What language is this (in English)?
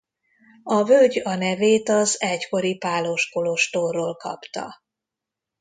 Hungarian